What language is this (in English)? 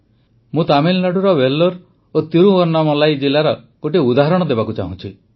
Odia